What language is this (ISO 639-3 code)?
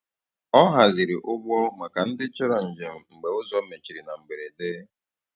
ibo